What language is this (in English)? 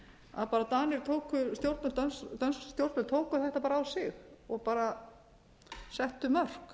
Icelandic